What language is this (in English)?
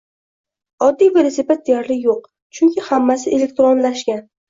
Uzbek